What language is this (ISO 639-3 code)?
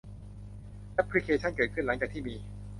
tha